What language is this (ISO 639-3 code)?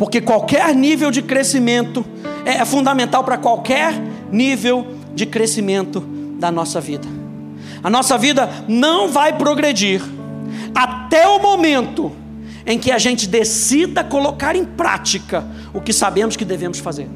por